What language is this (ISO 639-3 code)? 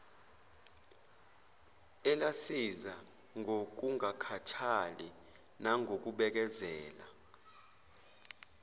zul